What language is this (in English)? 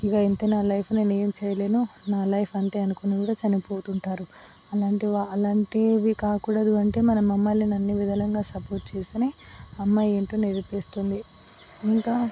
Telugu